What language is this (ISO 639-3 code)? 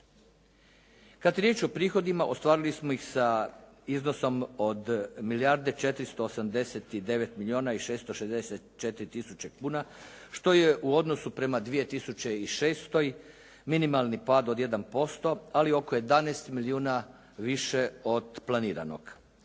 hrv